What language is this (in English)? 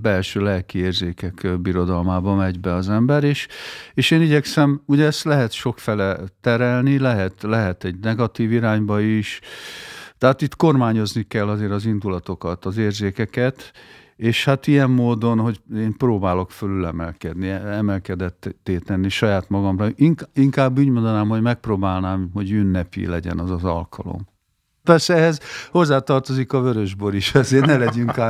Hungarian